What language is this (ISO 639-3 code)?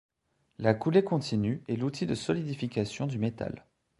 fra